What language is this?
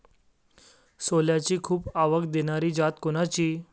Marathi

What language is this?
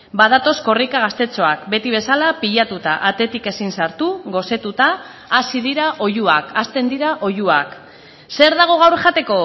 Basque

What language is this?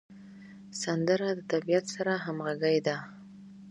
Pashto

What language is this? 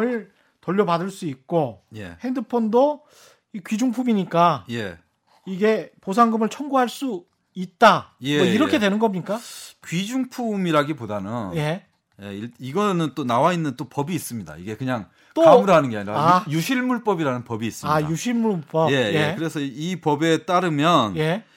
Korean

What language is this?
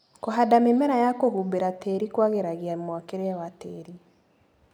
Kikuyu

